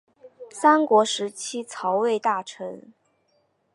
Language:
Chinese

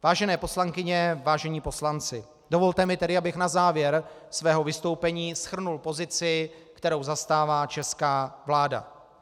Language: Czech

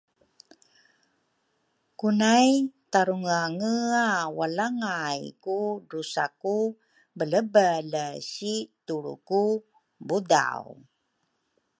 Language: Rukai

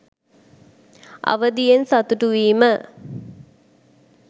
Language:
Sinhala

